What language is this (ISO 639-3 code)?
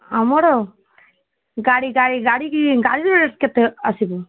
ori